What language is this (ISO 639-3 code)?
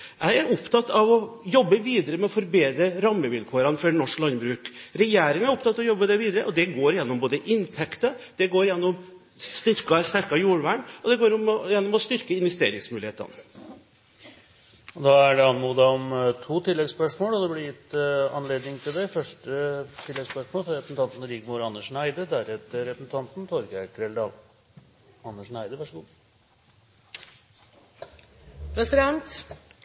nob